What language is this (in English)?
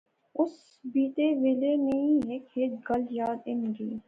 Pahari-Potwari